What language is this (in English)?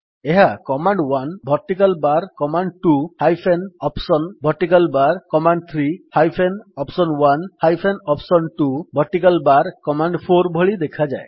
Odia